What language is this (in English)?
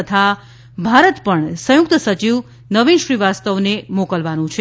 Gujarati